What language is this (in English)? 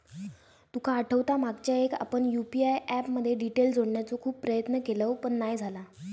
Marathi